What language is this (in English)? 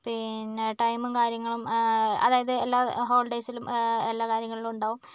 Malayalam